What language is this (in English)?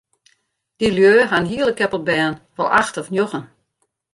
Western Frisian